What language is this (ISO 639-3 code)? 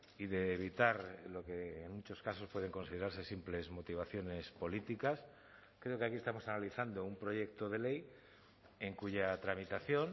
spa